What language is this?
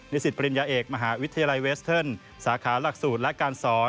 Thai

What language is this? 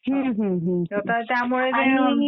Marathi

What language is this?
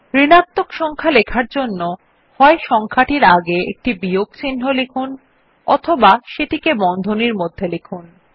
Bangla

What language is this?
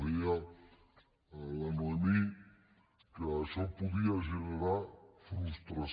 Catalan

